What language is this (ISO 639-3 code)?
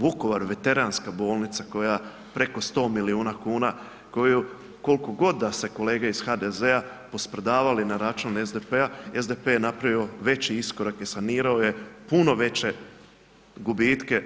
hrv